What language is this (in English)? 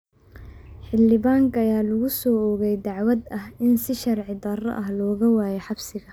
Somali